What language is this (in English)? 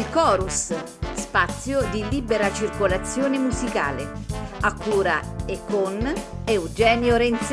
Italian